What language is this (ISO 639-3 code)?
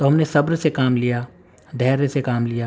urd